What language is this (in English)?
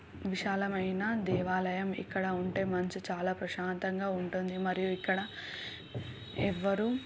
Telugu